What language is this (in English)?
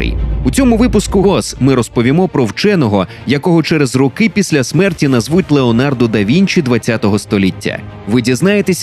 Ukrainian